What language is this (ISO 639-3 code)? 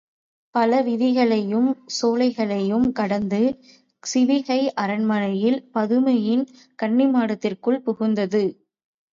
tam